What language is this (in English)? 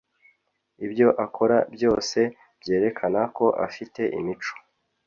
Kinyarwanda